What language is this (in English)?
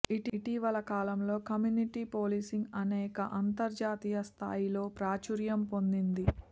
Telugu